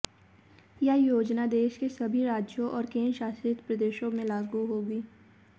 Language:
Hindi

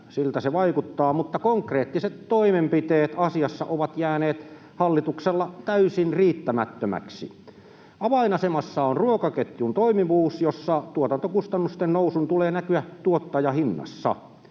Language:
Finnish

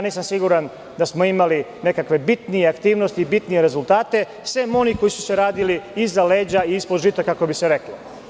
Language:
Serbian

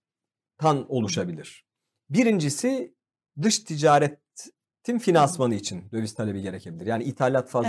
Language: Turkish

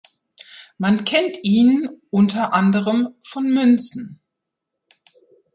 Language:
German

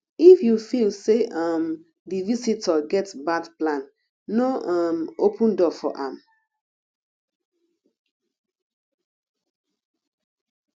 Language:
Nigerian Pidgin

